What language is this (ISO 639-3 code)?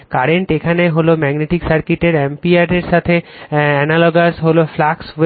ben